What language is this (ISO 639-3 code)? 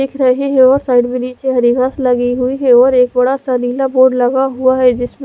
hin